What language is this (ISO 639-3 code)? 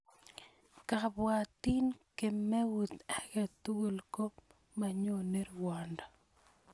kln